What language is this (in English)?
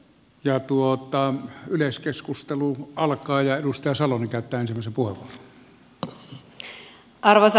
Finnish